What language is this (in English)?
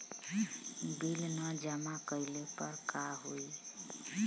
Bhojpuri